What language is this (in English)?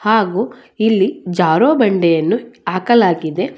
Kannada